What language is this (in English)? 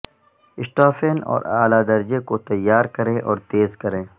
Urdu